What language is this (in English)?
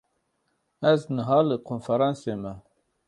Kurdish